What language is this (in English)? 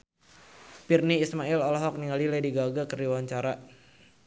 Sundanese